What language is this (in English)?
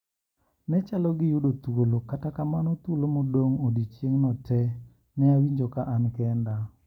Luo (Kenya and Tanzania)